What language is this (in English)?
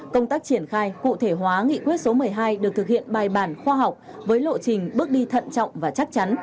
Vietnamese